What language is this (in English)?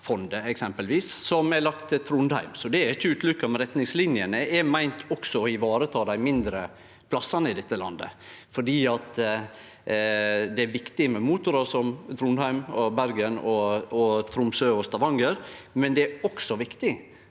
Norwegian